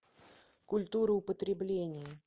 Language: Russian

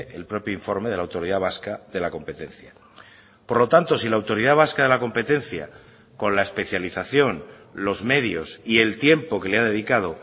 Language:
Spanish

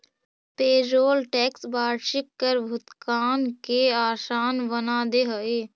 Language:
Magahi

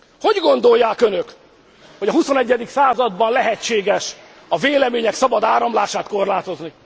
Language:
Hungarian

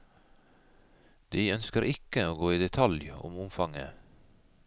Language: Norwegian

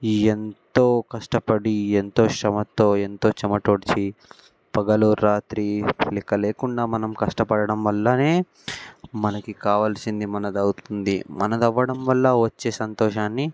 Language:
Telugu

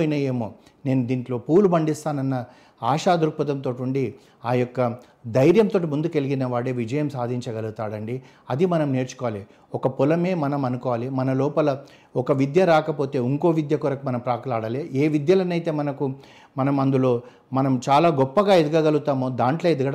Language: Telugu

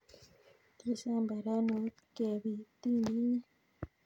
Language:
Kalenjin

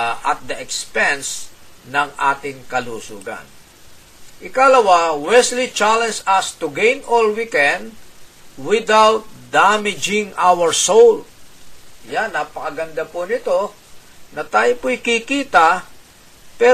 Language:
Filipino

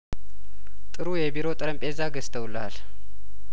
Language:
Amharic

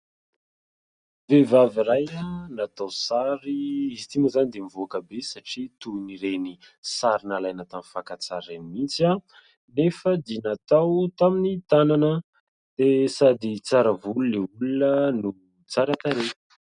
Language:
Malagasy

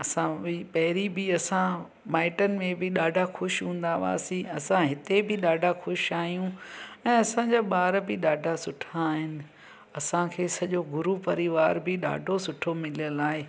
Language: Sindhi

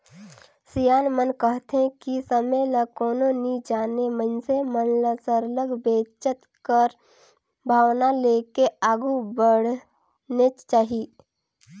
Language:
Chhattisgarhi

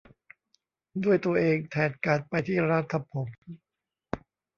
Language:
Thai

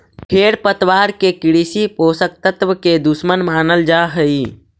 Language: Magahi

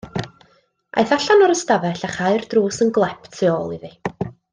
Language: Welsh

